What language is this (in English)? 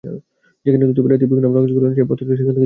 Bangla